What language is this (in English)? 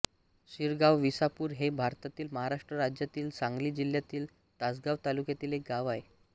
Marathi